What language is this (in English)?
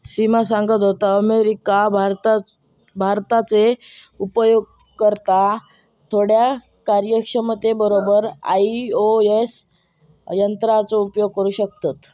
Marathi